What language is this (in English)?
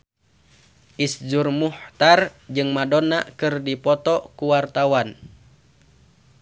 Sundanese